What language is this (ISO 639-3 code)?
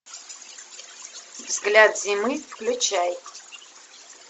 rus